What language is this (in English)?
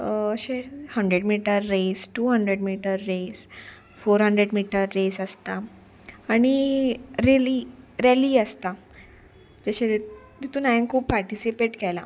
Konkani